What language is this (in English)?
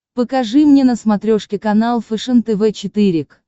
Russian